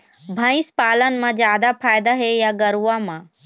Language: Chhattisgarhi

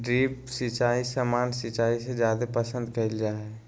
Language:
Magahi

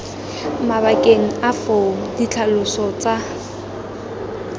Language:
Tswana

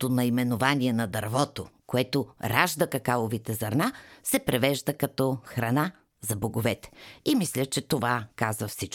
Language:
Bulgarian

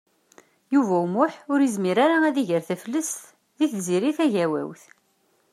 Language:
Kabyle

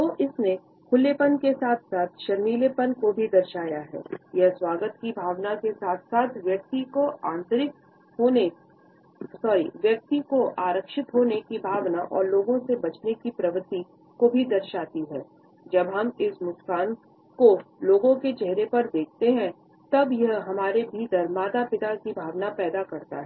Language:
Hindi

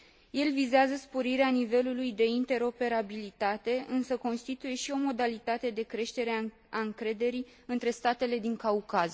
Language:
Romanian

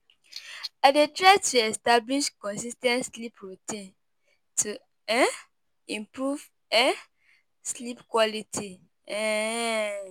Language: Nigerian Pidgin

